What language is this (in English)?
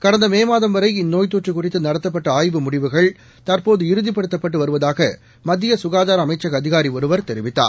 Tamil